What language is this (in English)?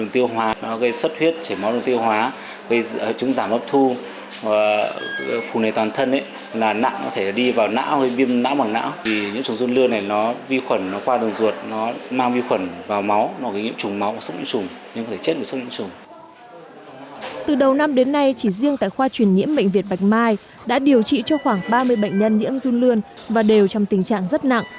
Vietnamese